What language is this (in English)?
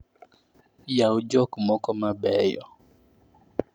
Luo (Kenya and Tanzania)